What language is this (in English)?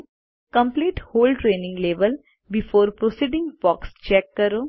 Gujarati